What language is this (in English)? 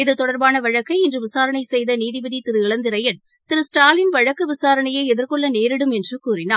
Tamil